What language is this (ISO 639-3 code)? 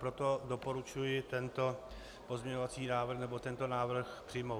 ces